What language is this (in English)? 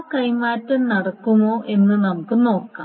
Malayalam